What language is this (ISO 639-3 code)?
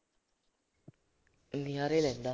pan